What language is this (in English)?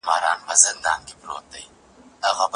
Pashto